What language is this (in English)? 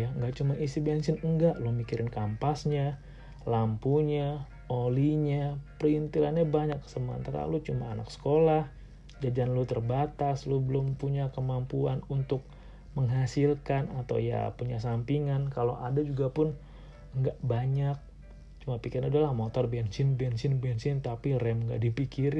Indonesian